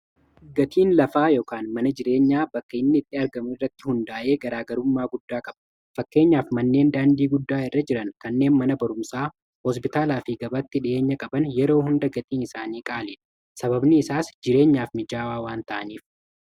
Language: Oromo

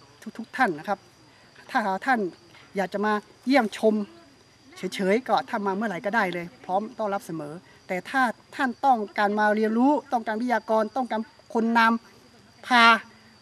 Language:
Thai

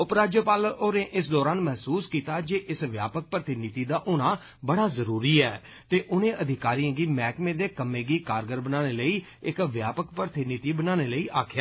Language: Dogri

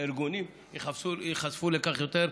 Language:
Hebrew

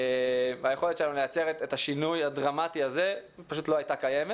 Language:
Hebrew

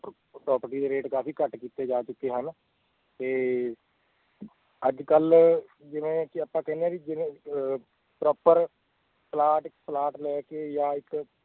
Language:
Punjabi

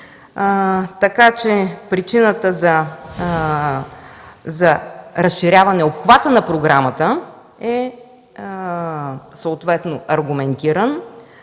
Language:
Bulgarian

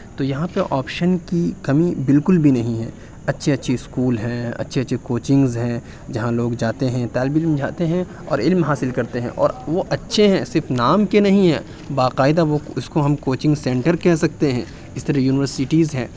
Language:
Urdu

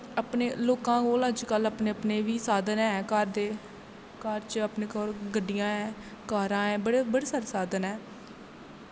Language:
Dogri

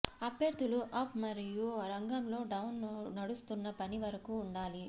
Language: Telugu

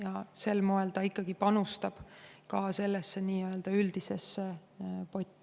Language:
Estonian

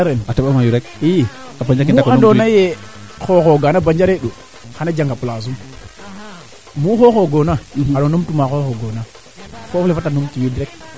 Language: Serer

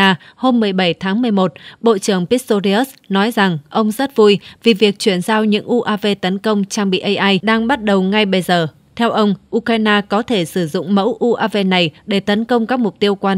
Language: Vietnamese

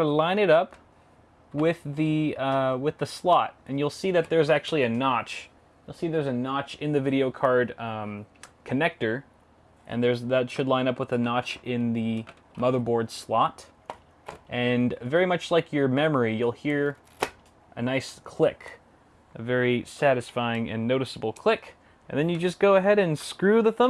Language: English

